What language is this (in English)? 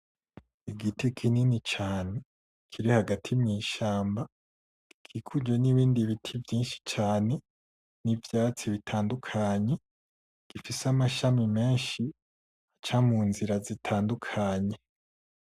Rundi